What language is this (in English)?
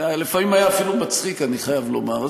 Hebrew